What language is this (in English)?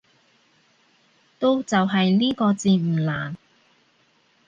Cantonese